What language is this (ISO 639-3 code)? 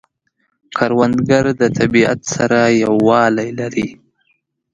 pus